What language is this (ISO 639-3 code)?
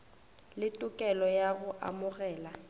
nso